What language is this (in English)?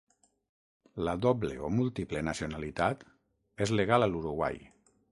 Catalan